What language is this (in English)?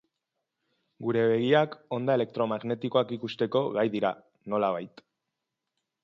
Basque